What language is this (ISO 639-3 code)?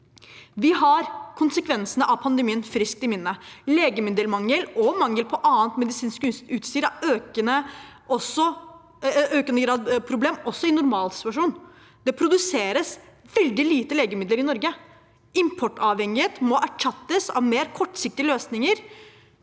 nor